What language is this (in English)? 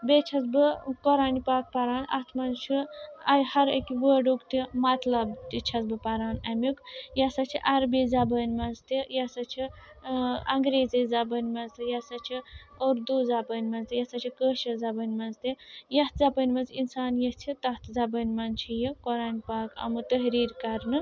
Kashmiri